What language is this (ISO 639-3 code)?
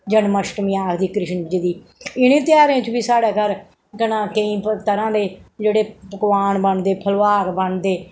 doi